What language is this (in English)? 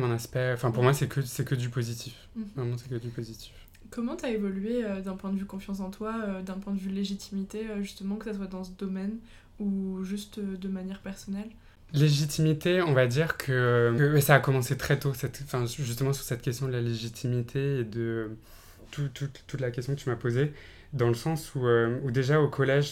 French